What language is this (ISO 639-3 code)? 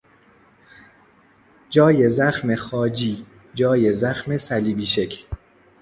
fas